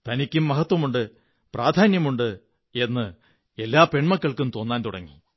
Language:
Malayalam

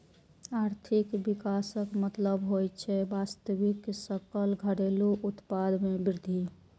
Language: Maithili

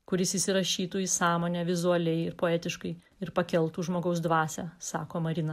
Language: Lithuanian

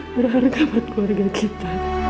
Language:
Indonesian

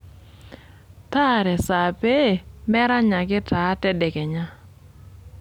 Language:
Masai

